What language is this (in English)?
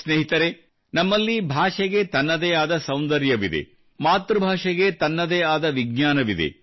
Kannada